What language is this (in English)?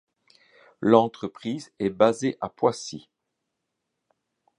French